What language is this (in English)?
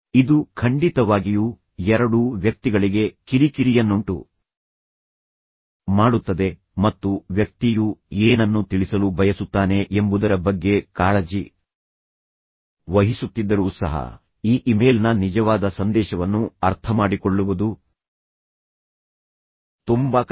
Kannada